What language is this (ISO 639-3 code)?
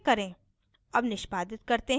hin